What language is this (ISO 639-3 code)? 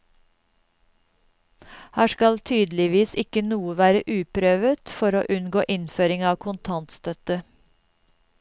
nor